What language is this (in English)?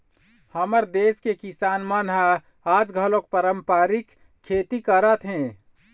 Chhattisgarhi